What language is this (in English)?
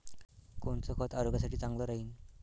Marathi